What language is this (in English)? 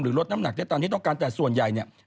Thai